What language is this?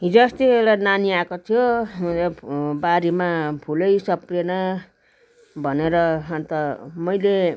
Nepali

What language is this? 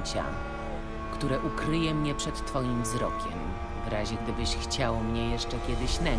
Polish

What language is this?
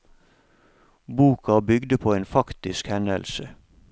Norwegian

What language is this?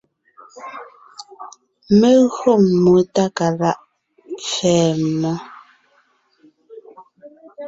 Ngiemboon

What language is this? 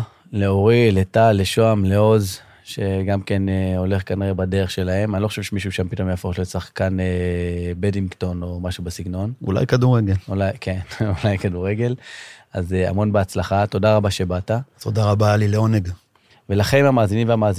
Hebrew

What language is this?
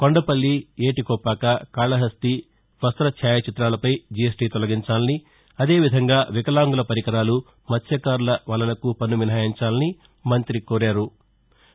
Telugu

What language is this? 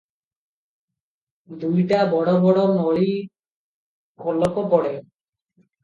Odia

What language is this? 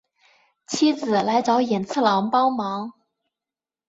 Chinese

